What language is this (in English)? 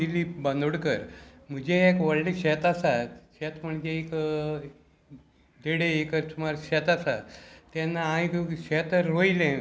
Konkani